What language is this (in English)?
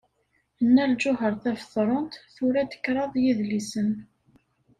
Kabyle